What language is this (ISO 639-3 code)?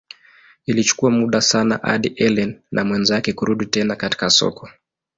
swa